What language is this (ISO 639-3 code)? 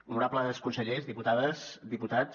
cat